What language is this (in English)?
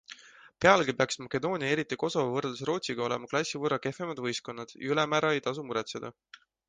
Estonian